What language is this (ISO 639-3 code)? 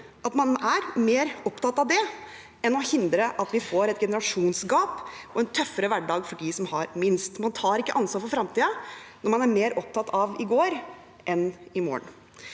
nor